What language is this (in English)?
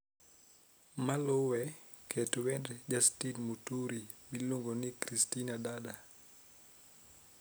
Luo (Kenya and Tanzania)